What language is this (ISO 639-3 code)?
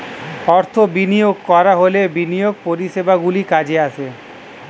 ben